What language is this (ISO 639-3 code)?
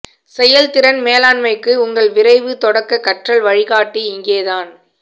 tam